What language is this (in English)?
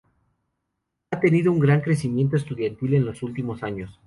Spanish